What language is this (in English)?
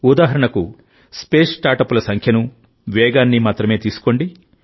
Telugu